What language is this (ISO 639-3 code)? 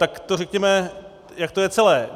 ces